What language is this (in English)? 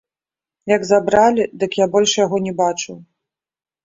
Belarusian